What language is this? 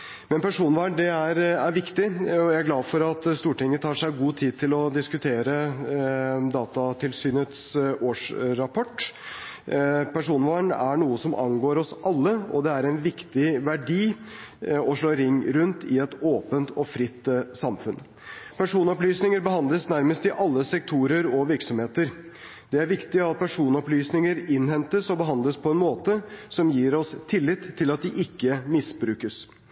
Norwegian Bokmål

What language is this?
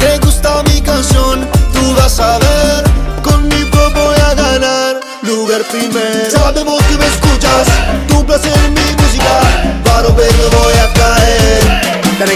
Romanian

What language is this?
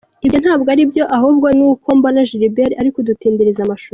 Kinyarwanda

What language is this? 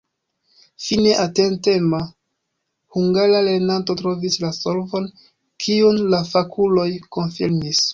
Esperanto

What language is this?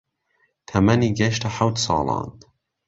Central Kurdish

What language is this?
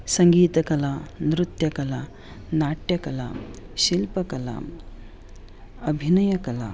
Sanskrit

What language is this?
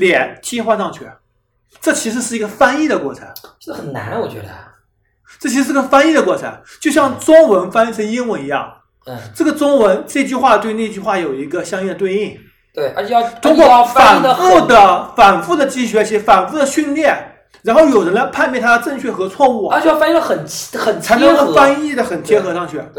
Chinese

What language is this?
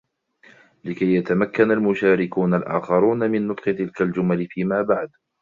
Arabic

